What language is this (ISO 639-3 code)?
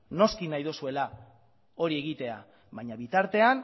eus